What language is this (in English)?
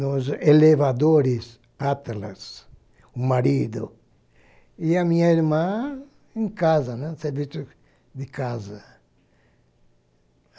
Portuguese